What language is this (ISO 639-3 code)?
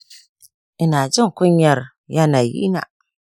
hau